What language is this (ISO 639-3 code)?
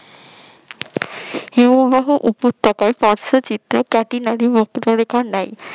ben